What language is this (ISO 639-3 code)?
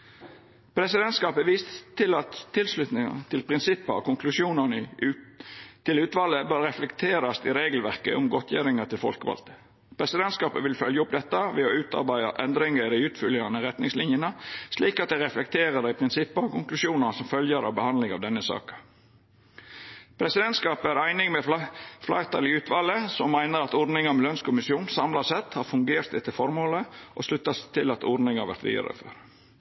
nno